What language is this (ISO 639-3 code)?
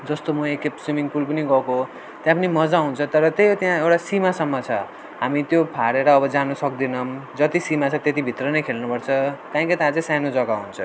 nep